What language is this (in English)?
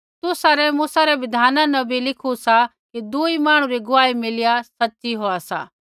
Kullu Pahari